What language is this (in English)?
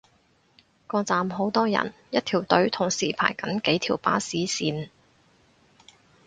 Cantonese